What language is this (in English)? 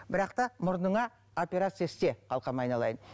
Kazakh